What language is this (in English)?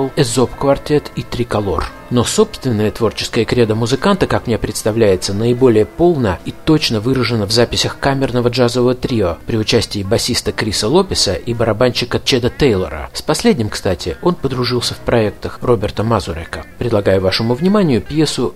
Russian